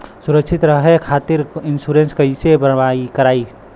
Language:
Bhojpuri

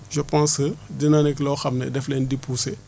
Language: Wolof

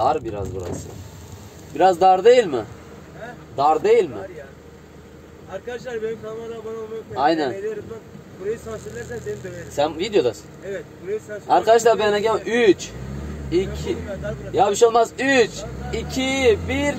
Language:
Turkish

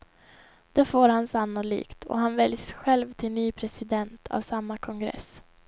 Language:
Swedish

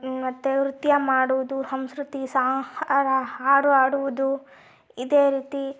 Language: Kannada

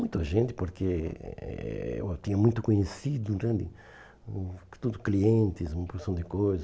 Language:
Portuguese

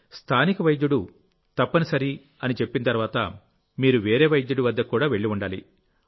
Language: Telugu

